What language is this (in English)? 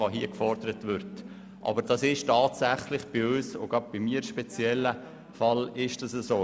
Swiss German